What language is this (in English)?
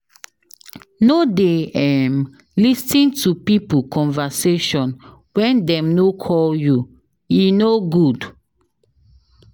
Nigerian Pidgin